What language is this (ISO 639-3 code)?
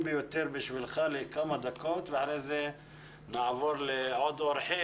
heb